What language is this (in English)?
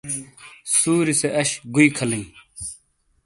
Shina